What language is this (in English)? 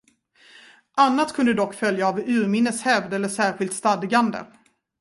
Swedish